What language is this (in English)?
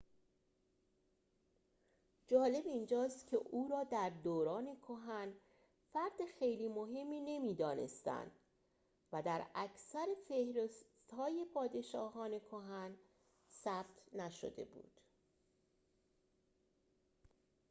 Persian